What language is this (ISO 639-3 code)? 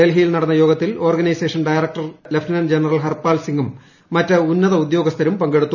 mal